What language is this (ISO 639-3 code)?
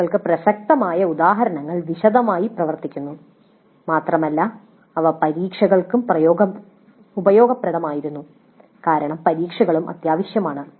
mal